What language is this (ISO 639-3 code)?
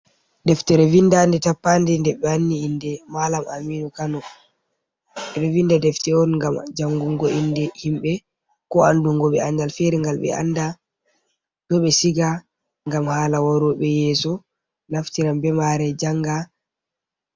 ful